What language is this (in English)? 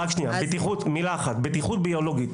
Hebrew